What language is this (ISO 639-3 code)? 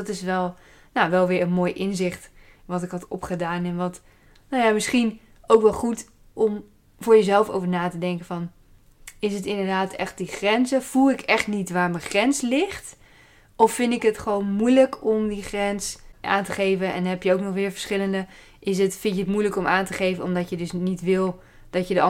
nld